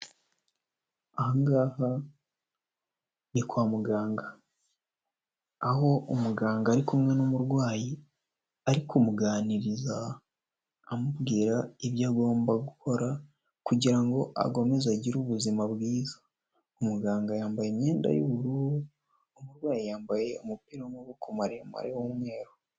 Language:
Kinyarwanda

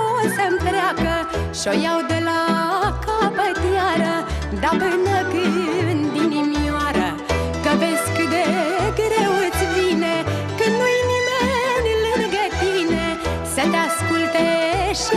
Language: Romanian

